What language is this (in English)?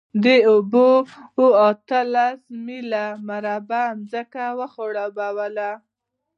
Pashto